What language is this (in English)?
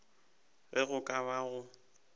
Northern Sotho